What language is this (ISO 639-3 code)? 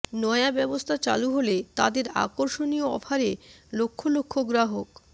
ben